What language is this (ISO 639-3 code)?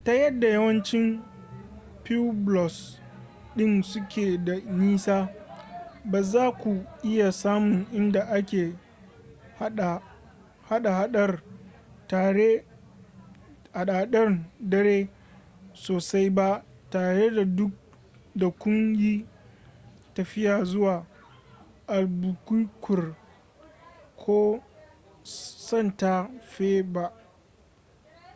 hau